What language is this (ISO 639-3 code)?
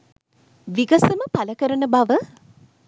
sin